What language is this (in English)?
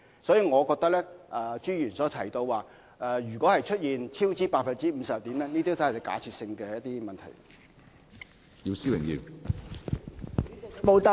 Cantonese